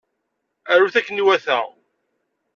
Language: Kabyle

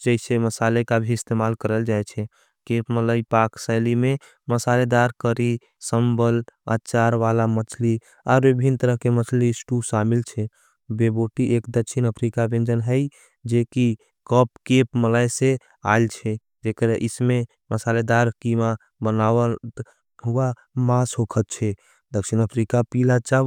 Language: Angika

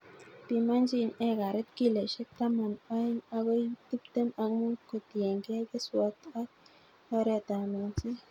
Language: Kalenjin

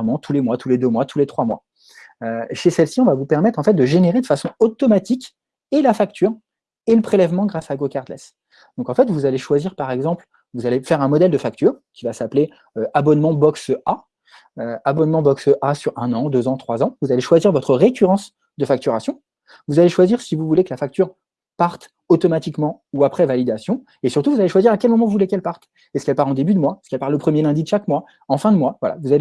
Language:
French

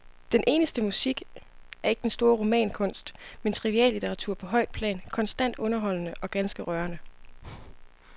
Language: Danish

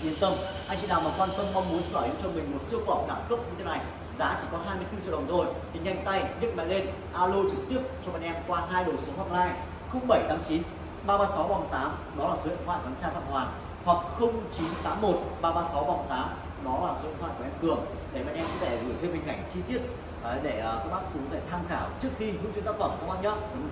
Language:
Vietnamese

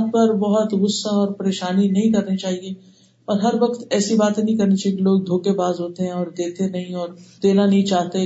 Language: Urdu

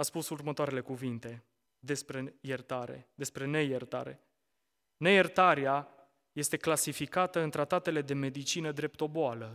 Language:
Romanian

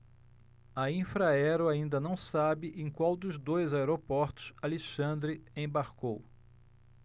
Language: Portuguese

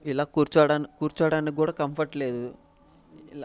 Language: Telugu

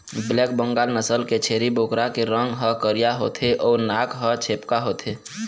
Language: Chhattisgarhi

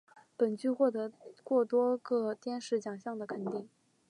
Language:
Chinese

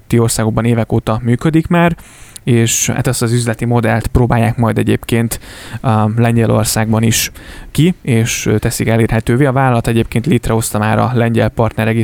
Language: Hungarian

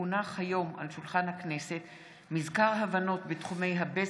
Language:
Hebrew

